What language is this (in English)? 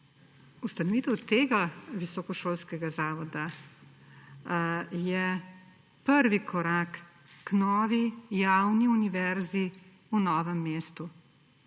Slovenian